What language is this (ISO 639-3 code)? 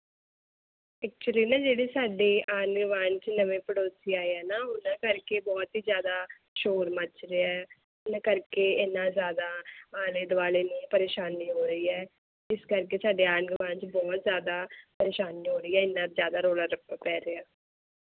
pan